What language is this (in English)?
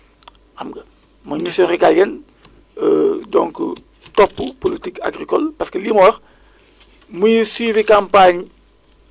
Wolof